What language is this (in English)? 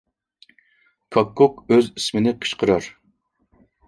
Uyghur